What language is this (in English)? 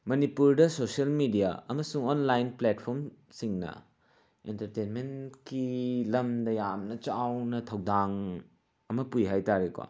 Manipuri